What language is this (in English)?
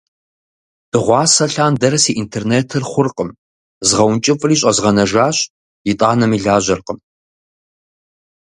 Kabardian